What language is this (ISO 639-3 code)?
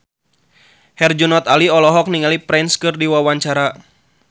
sun